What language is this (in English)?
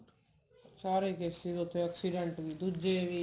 Punjabi